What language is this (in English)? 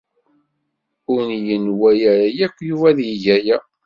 Kabyle